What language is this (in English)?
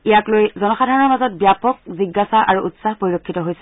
Assamese